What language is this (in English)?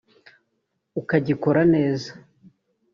Kinyarwanda